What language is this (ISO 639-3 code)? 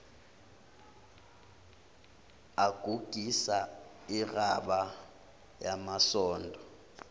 zul